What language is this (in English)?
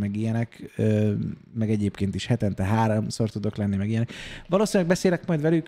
Hungarian